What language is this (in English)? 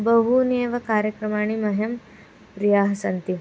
Sanskrit